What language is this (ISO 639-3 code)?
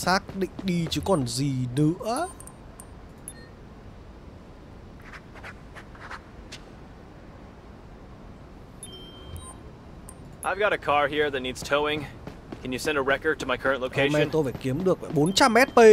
vie